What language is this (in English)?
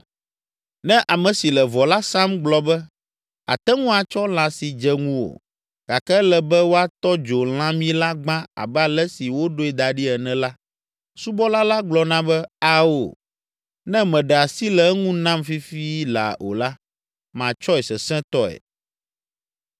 Ewe